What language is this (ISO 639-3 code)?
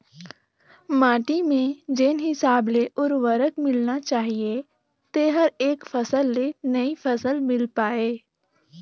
hne